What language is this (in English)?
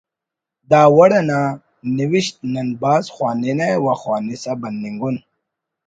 Brahui